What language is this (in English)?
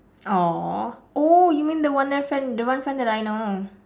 English